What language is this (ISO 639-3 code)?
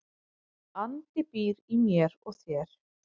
isl